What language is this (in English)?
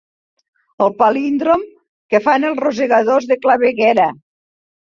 Catalan